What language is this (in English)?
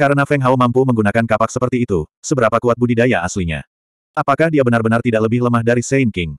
Indonesian